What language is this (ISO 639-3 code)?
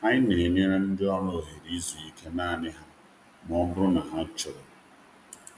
ibo